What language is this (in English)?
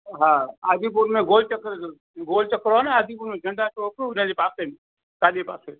Sindhi